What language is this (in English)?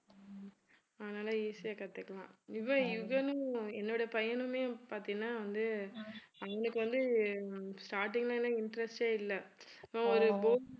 Tamil